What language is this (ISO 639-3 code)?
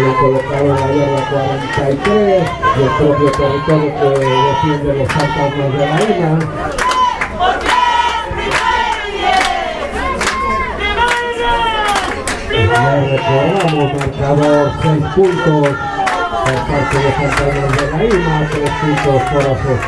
spa